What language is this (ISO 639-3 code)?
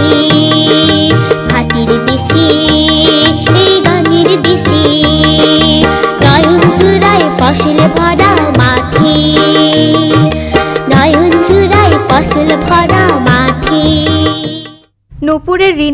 hin